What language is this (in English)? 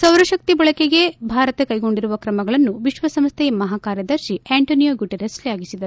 Kannada